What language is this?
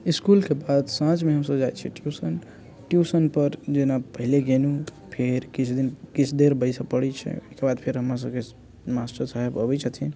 Maithili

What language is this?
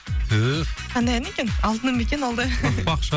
Kazakh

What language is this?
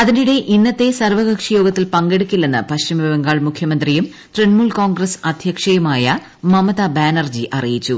Malayalam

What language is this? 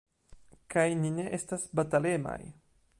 Esperanto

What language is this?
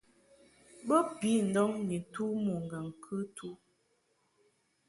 Mungaka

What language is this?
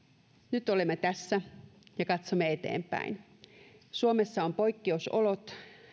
Finnish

